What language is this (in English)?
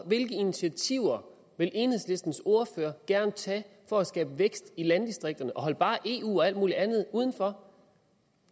Danish